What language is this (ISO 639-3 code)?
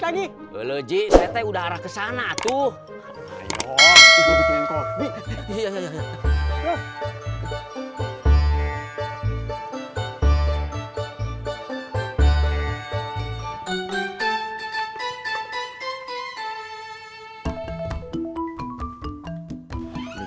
ind